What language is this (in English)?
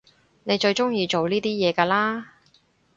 Cantonese